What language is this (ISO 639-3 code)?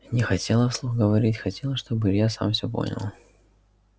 rus